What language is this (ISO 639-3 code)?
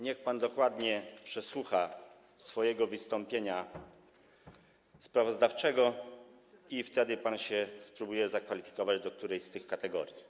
pol